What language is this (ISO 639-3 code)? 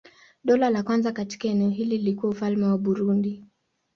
swa